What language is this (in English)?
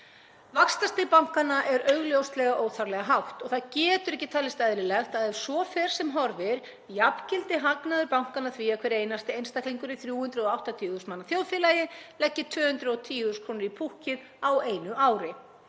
Icelandic